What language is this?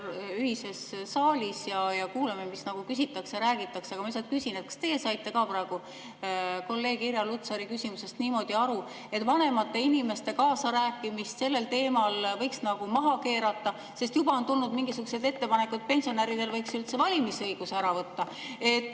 Estonian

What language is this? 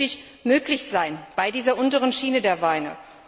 German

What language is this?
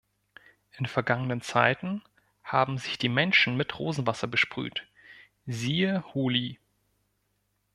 German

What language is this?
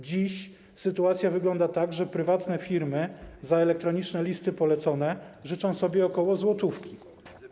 Polish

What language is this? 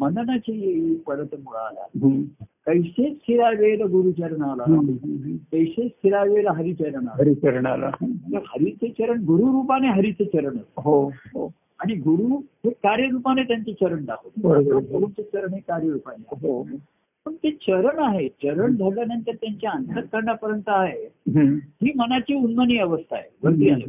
Marathi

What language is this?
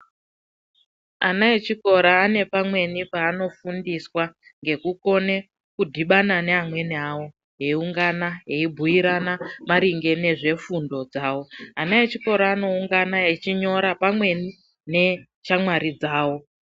Ndau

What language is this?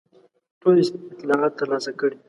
Pashto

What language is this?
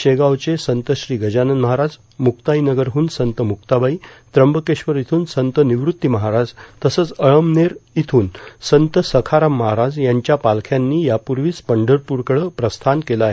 Marathi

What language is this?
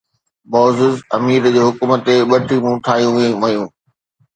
Sindhi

